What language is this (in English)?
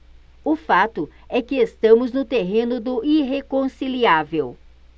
Portuguese